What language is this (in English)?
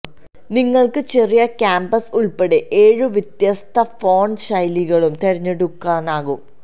Malayalam